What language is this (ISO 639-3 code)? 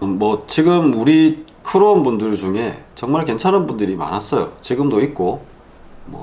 kor